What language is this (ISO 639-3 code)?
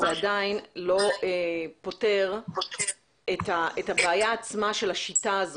heb